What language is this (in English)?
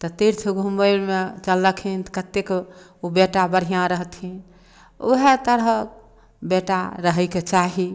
Maithili